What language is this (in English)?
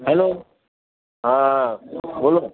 Gujarati